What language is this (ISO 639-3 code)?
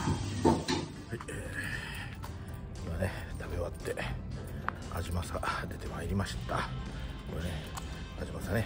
jpn